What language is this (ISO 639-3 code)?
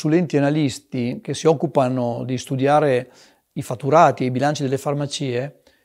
ita